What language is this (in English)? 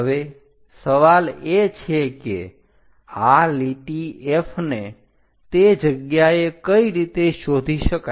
Gujarati